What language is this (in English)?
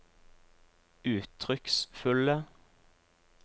Norwegian